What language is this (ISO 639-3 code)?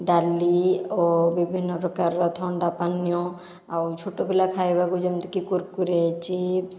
ori